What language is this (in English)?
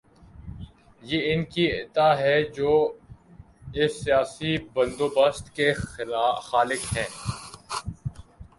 Urdu